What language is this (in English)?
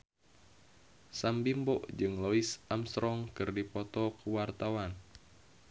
Sundanese